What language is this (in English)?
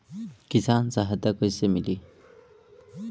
Bhojpuri